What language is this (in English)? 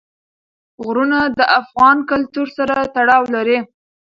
Pashto